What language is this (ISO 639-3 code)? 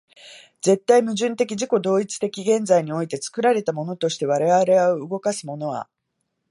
jpn